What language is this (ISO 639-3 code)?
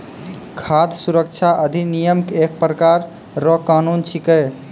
mai